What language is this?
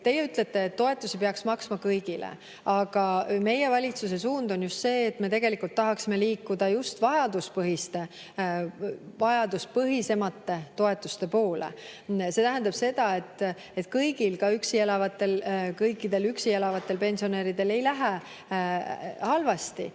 Estonian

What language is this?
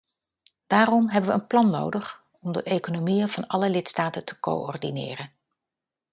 Dutch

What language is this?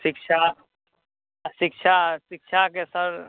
Maithili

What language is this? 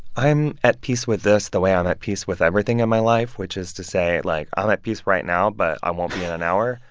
English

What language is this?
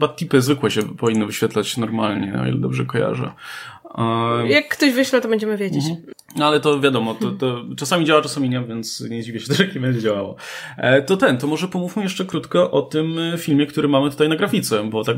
Polish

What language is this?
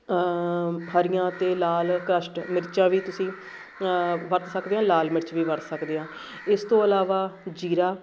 Punjabi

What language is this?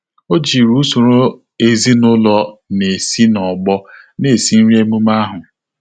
Igbo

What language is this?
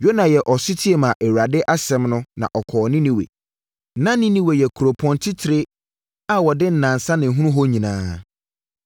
Akan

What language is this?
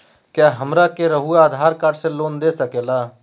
Magahi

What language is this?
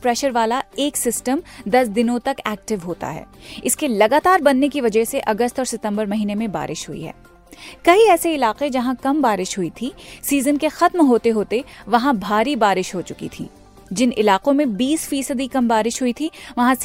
Hindi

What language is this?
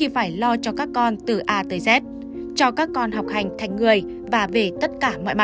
Vietnamese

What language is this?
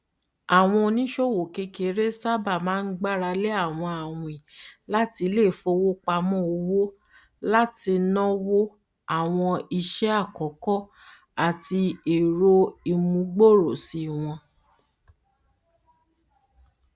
Yoruba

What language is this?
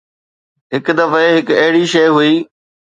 Sindhi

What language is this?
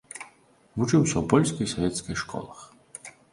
Belarusian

